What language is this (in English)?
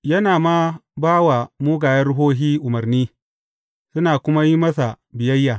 Hausa